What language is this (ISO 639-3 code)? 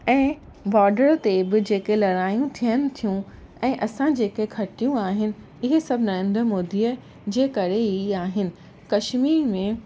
snd